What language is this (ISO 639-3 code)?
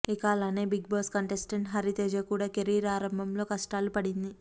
tel